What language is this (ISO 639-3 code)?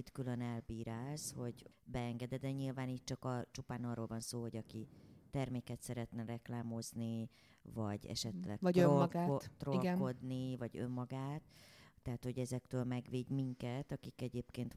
hun